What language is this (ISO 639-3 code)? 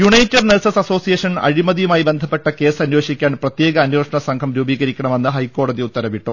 mal